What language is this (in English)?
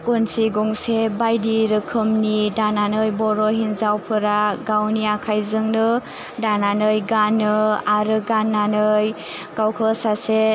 Bodo